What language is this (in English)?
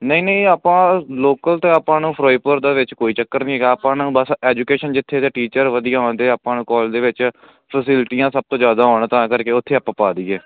Punjabi